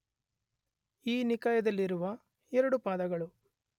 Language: Kannada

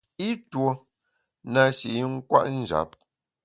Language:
Bamun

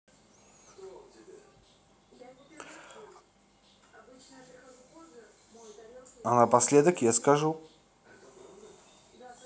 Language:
Russian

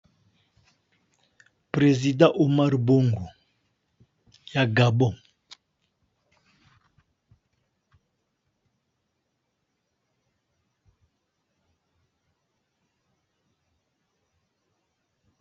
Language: Lingala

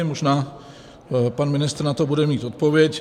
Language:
Czech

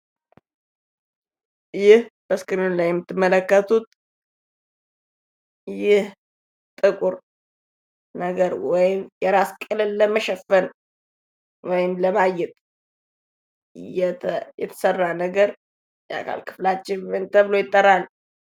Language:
Amharic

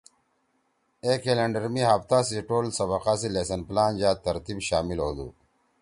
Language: Torwali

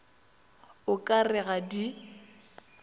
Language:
Northern Sotho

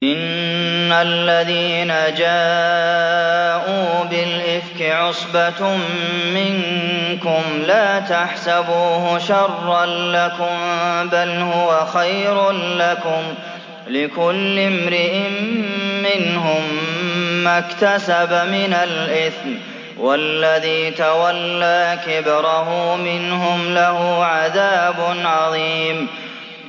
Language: Arabic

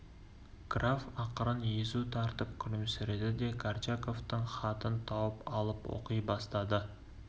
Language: Kazakh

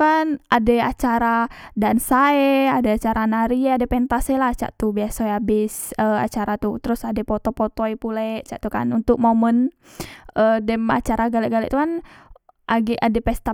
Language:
Musi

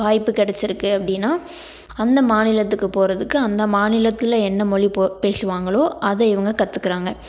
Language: Tamil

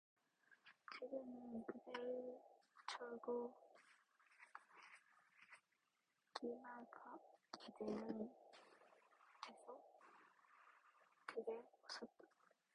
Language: Korean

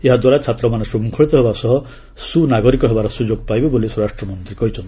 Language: Odia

